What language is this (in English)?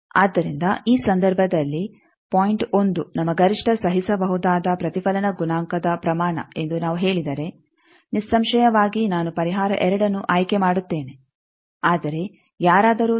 Kannada